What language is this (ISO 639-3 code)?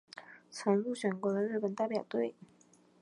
zho